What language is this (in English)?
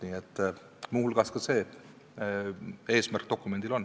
Estonian